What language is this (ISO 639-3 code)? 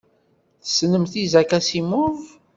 kab